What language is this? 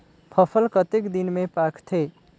Chhattisgarhi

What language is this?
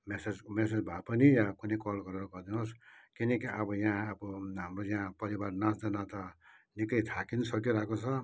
Nepali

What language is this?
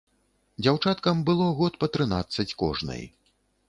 Belarusian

